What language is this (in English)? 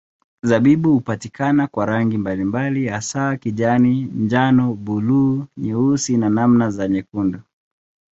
Swahili